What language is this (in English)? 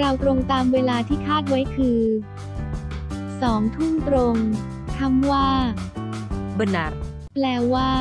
Thai